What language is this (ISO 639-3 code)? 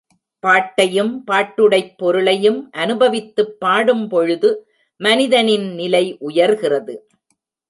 tam